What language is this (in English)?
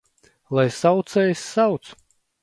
Latvian